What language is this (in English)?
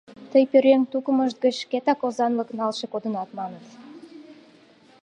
Mari